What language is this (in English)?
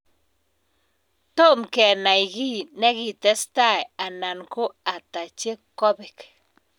Kalenjin